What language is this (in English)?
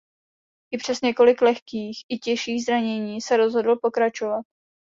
Czech